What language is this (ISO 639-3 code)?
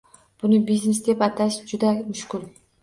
uzb